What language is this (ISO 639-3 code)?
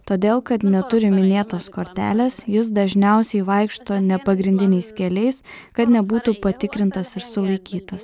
lit